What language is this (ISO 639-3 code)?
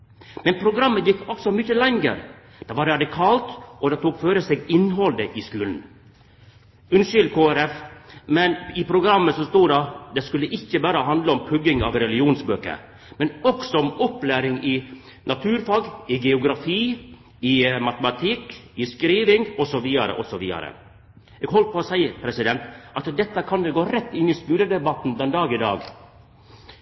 nno